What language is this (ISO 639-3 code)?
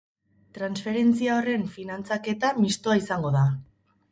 eus